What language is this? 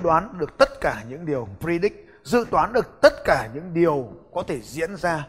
Vietnamese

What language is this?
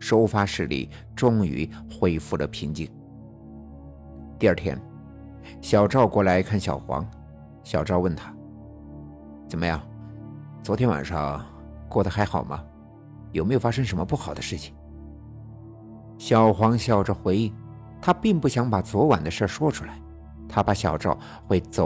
Chinese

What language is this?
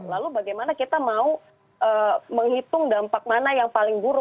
Indonesian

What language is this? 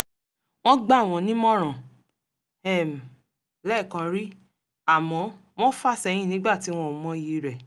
Yoruba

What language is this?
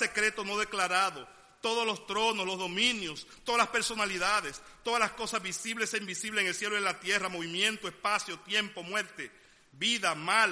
Spanish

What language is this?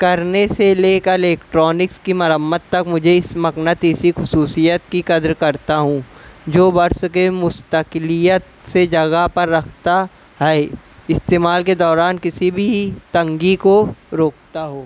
Urdu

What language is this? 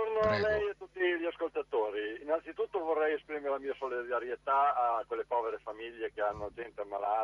Italian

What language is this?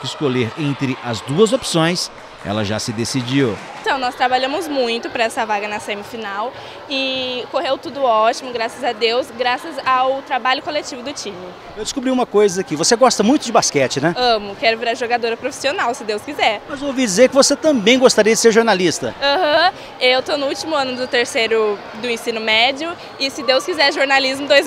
Portuguese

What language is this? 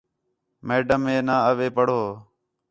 Khetrani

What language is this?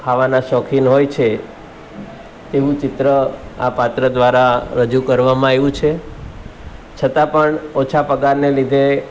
Gujarati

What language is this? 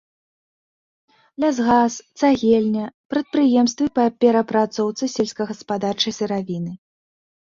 Belarusian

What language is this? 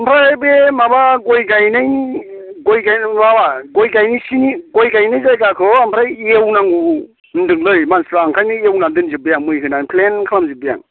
Bodo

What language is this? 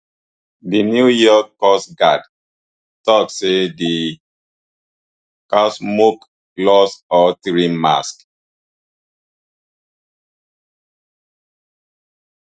Nigerian Pidgin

